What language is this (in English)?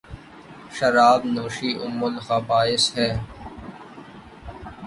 Urdu